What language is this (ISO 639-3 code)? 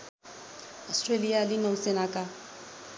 nep